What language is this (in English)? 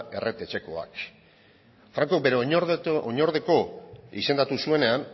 Basque